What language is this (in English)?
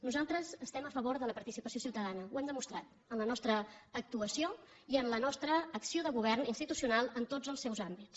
Catalan